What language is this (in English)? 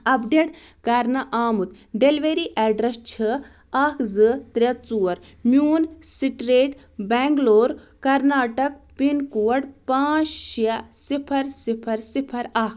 Kashmiri